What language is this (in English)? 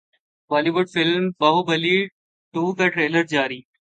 Urdu